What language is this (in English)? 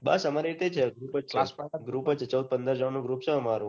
Gujarati